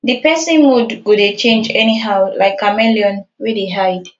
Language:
Nigerian Pidgin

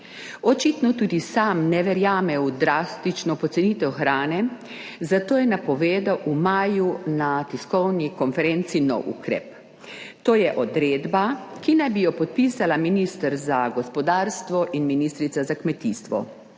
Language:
Slovenian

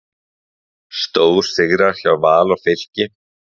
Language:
Icelandic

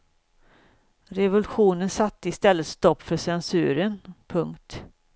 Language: Swedish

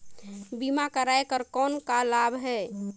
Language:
Chhattisgarhi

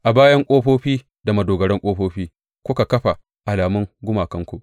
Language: Hausa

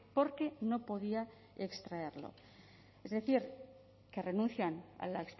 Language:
Spanish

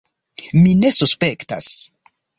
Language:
Esperanto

